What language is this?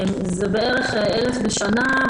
Hebrew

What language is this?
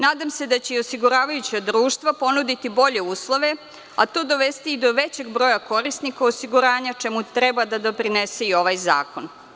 Serbian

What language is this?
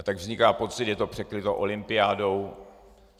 Czech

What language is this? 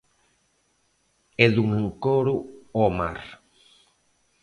Galician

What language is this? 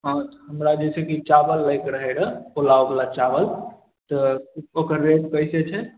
Maithili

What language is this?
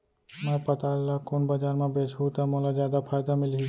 Chhattisgarhi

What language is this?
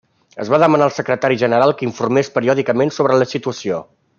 Catalan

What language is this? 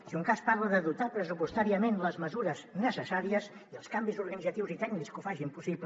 Catalan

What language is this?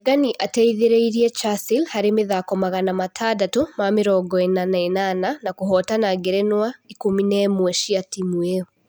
Kikuyu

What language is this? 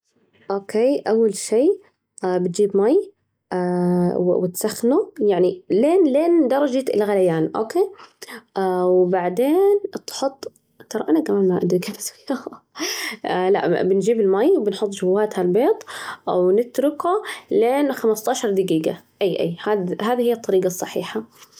Najdi Arabic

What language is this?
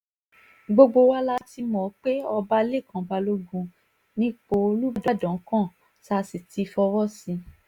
Yoruba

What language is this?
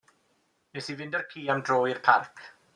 Welsh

